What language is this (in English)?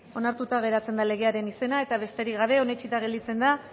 Basque